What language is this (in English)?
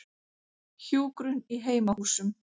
Icelandic